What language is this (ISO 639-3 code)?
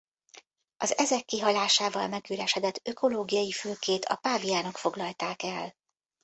hun